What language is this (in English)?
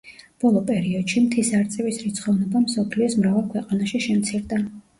Georgian